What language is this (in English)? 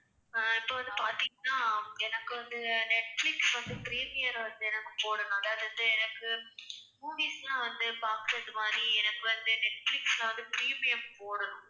Tamil